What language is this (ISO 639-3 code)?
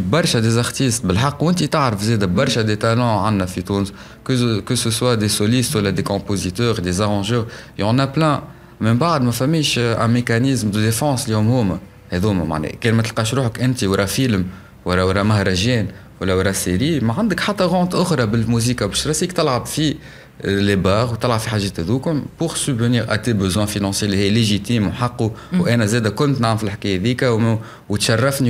ara